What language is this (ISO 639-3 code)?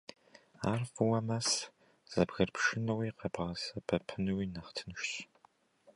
kbd